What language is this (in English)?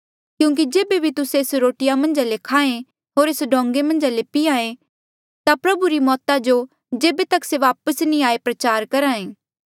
Mandeali